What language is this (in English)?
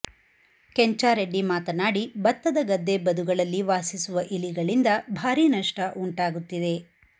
Kannada